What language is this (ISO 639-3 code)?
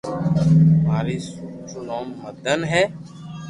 lrk